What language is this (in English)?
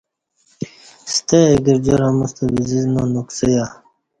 Kati